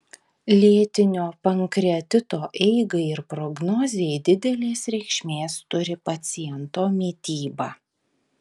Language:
Lithuanian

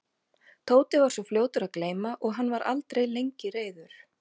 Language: Icelandic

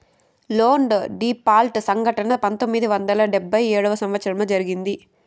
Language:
Telugu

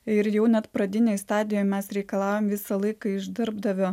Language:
Lithuanian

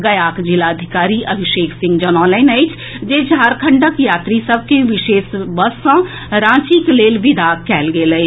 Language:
Maithili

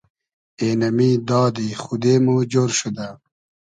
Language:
Hazaragi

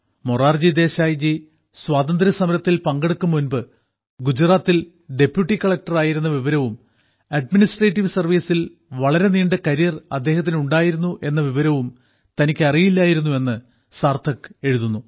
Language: Malayalam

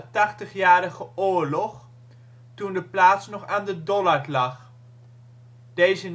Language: Dutch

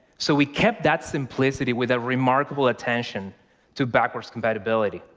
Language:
English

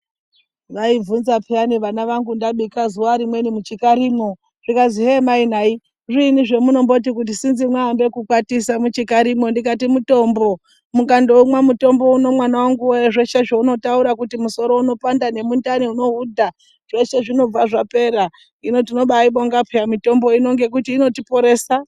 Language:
Ndau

